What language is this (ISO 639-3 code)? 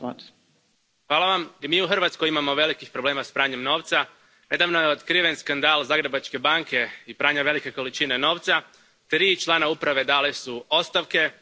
hrv